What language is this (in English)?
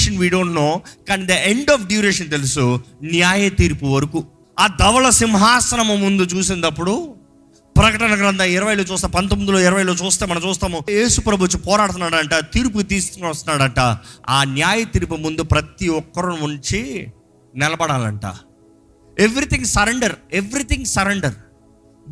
Telugu